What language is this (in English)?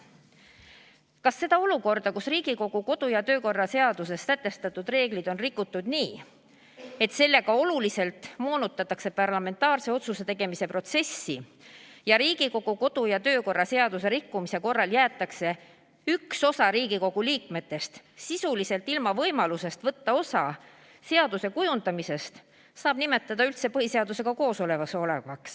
Estonian